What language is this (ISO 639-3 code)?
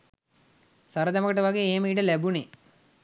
sin